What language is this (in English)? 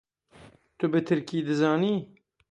Kurdish